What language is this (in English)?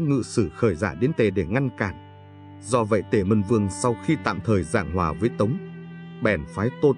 Vietnamese